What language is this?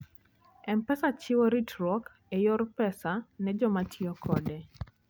Luo (Kenya and Tanzania)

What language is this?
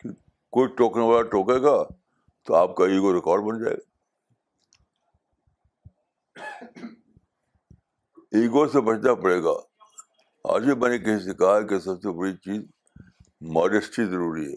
Urdu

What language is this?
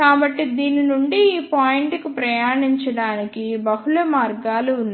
Telugu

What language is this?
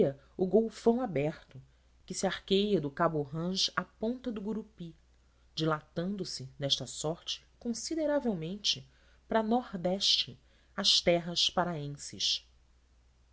Portuguese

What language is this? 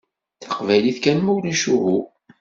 Kabyle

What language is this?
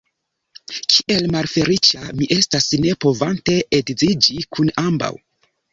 Esperanto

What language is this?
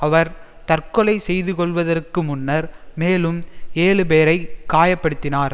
Tamil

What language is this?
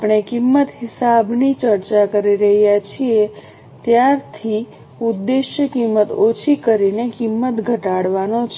Gujarati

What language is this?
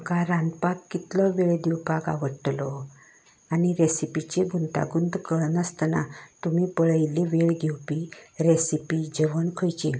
Konkani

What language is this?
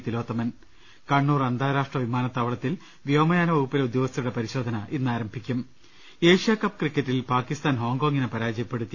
Malayalam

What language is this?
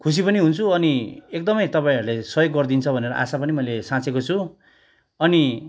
Nepali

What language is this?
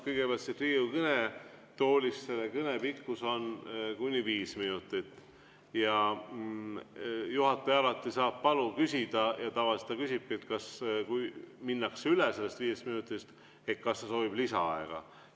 Estonian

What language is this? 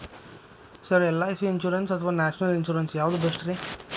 Kannada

